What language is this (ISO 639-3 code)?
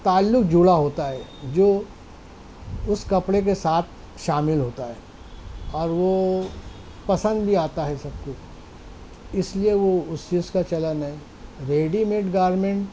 urd